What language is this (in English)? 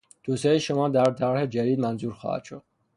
Persian